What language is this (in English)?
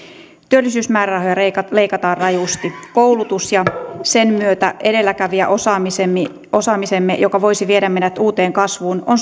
Finnish